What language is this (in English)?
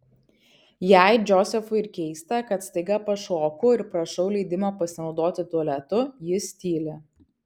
Lithuanian